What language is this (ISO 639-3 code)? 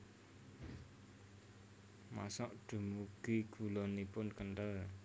jav